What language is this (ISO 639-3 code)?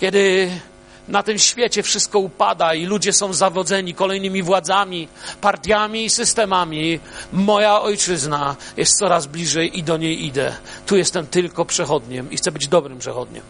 pol